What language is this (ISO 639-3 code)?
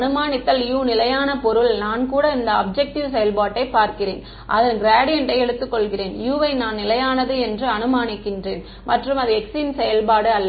tam